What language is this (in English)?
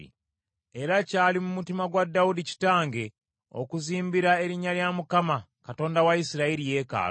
Ganda